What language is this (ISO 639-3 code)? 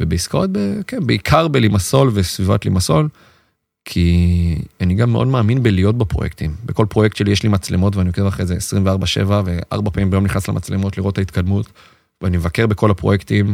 heb